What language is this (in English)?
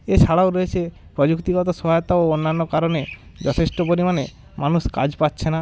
Bangla